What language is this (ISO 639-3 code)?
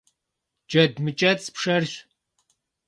kbd